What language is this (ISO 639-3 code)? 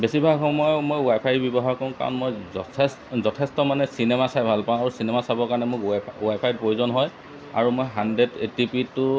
asm